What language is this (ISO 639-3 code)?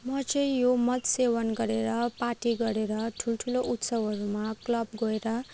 nep